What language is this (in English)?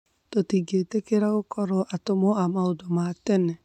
Kikuyu